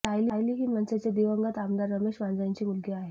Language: Marathi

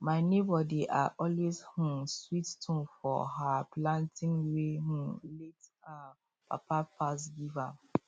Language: Nigerian Pidgin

